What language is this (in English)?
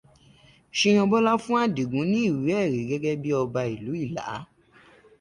Yoruba